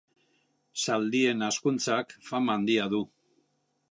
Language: Basque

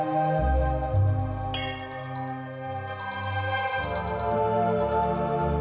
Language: Indonesian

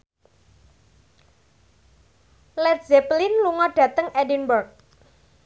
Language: Javanese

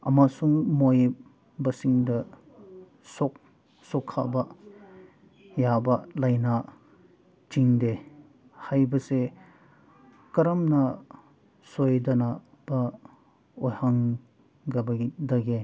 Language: Manipuri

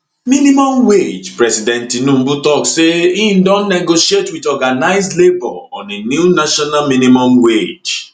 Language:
Nigerian Pidgin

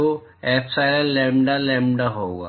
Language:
Hindi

